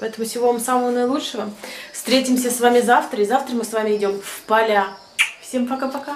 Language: Russian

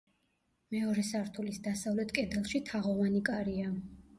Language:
Georgian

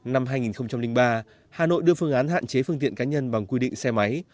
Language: Vietnamese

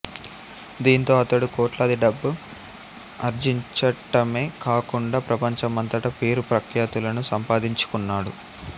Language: Telugu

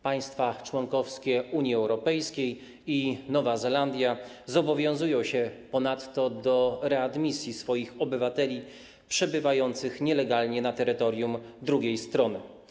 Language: Polish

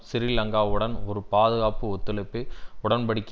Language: Tamil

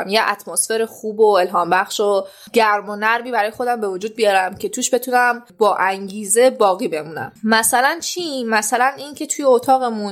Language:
Persian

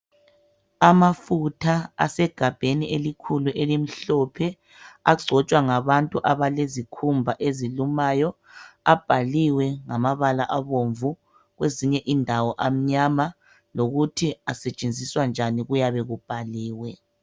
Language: North Ndebele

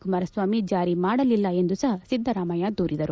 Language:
Kannada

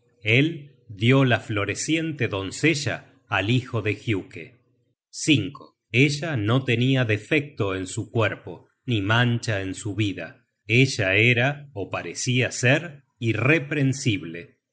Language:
Spanish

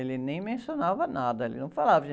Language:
Portuguese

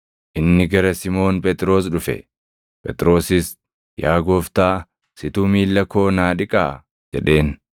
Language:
Oromo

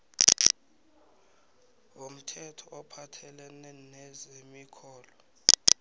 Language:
South Ndebele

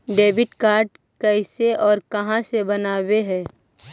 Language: Magahi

